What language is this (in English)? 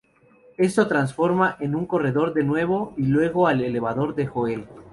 Spanish